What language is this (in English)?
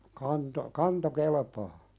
Finnish